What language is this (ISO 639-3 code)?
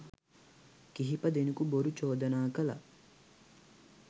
sin